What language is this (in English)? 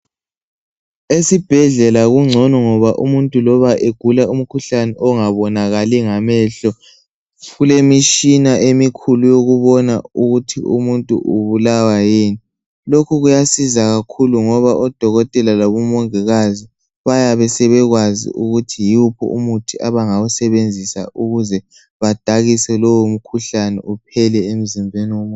North Ndebele